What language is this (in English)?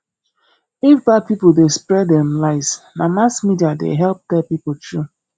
Nigerian Pidgin